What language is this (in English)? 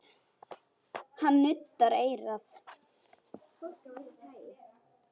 Icelandic